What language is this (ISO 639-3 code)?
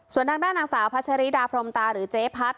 tha